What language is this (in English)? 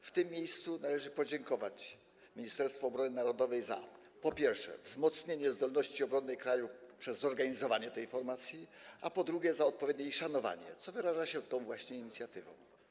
Polish